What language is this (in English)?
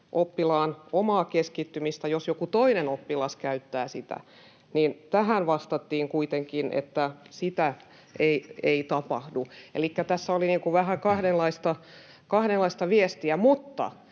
Finnish